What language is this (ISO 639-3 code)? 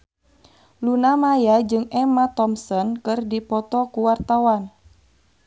sun